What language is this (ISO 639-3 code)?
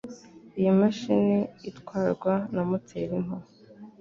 kin